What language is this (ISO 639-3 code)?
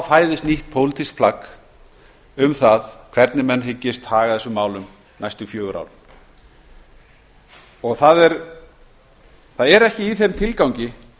isl